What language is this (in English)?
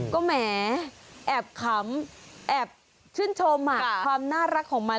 Thai